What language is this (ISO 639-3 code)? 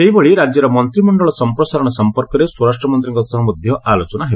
ori